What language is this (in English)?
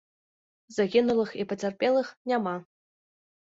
Belarusian